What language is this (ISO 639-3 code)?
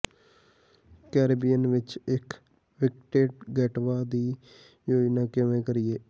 pan